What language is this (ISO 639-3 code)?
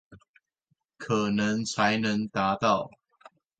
zho